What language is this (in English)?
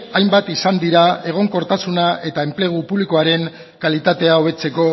Basque